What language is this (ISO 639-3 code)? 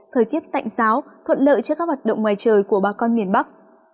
vie